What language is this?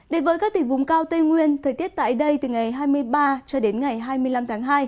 Vietnamese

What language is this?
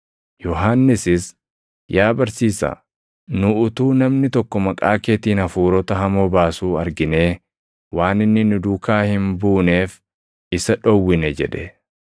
Oromo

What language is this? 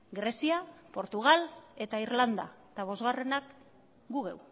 Basque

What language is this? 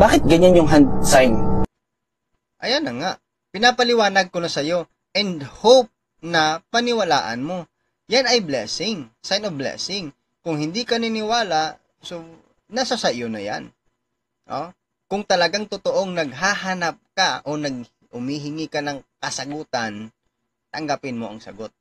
Filipino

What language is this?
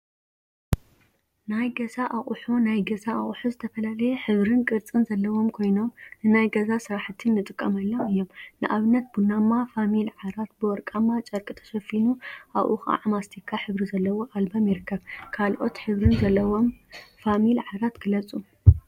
Tigrinya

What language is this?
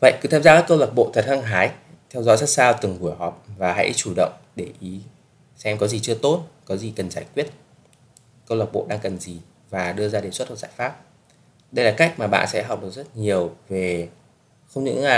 Vietnamese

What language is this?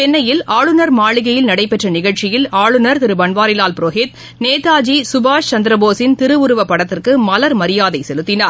Tamil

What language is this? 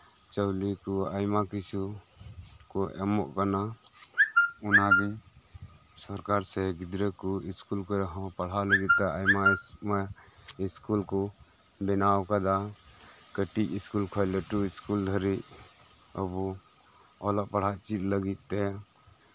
Santali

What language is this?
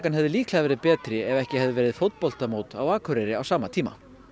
Icelandic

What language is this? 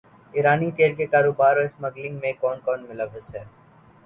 Urdu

